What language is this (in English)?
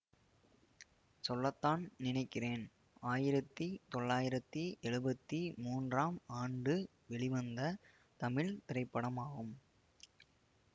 Tamil